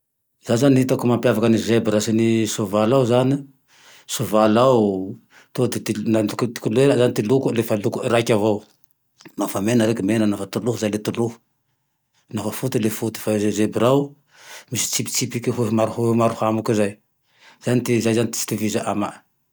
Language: Tandroy-Mahafaly Malagasy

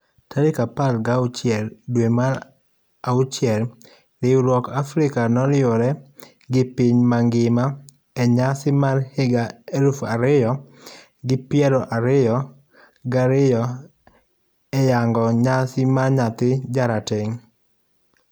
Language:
Luo (Kenya and Tanzania)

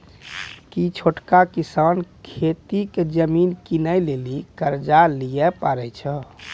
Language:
Maithili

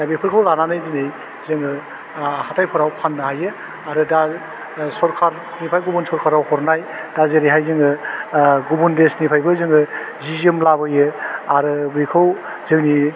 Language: Bodo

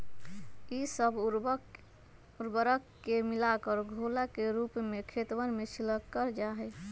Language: Magahi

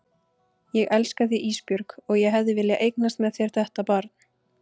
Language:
Icelandic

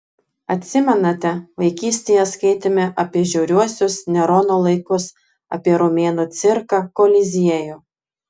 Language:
Lithuanian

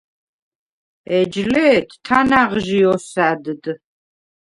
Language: Svan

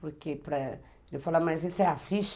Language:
Portuguese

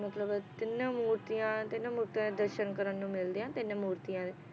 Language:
Punjabi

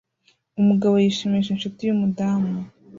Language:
Kinyarwanda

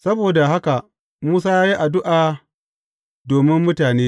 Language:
Hausa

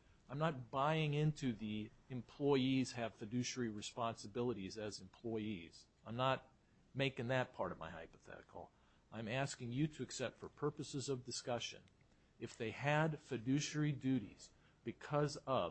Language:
English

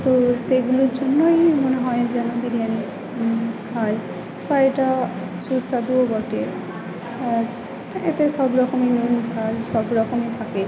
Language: Bangla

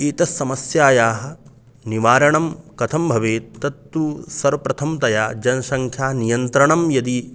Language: Sanskrit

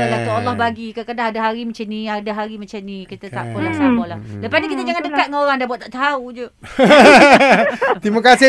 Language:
Malay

